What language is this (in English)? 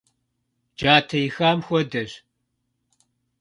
Kabardian